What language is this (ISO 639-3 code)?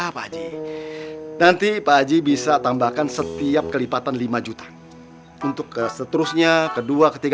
ind